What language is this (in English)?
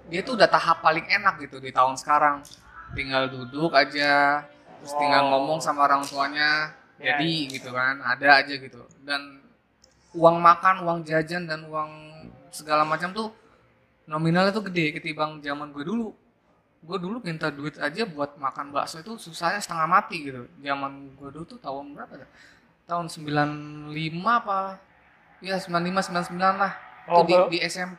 Indonesian